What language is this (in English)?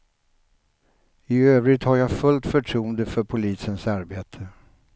Swedish